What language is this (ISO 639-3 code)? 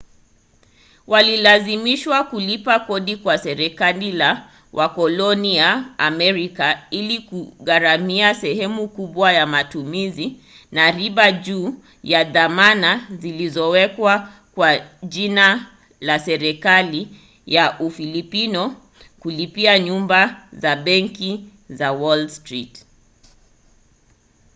swa